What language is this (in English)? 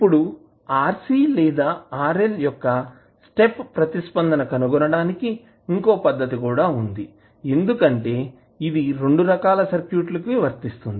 Telugu